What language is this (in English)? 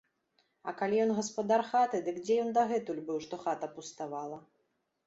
Belarusian